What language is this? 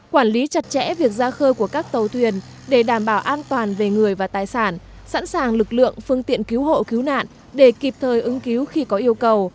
Vietnamese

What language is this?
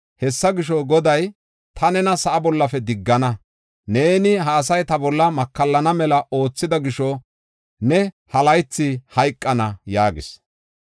Gofa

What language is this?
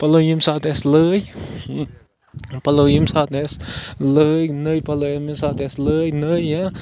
Kashmiri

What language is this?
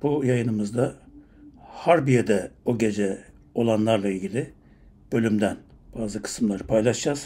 Turkish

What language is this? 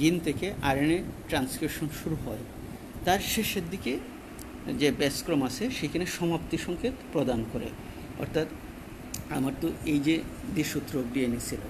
Hindi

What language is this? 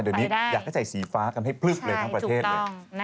Thai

